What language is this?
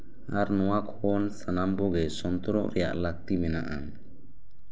Santali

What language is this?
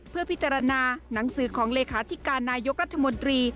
Thai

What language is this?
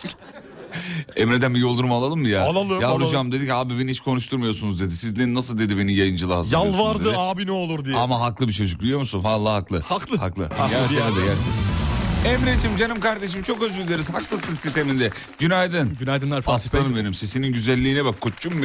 Turkish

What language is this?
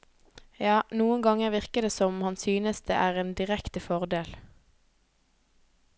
Norwegian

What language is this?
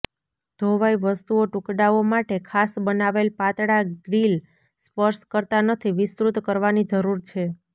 Gujarati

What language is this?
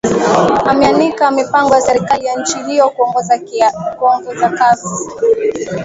Swahili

